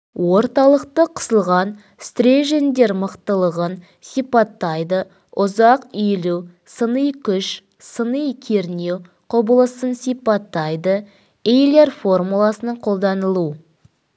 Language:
Kazakh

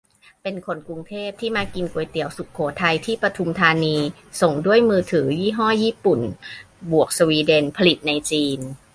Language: Thai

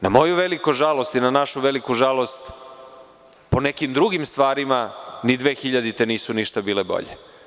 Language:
Serbian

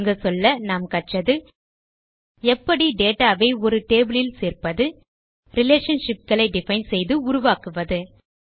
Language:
Tamil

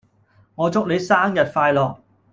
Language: Cantonese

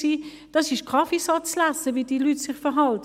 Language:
Swiss German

